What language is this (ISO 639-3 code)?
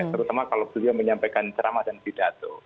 ind